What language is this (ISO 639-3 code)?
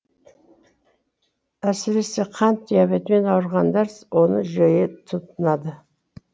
kaz